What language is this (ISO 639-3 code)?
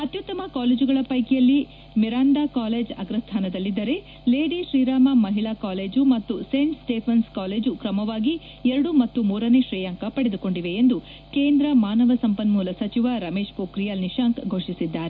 kan